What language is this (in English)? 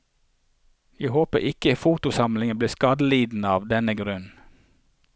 Norwegian